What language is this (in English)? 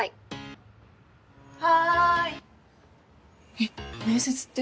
Japanese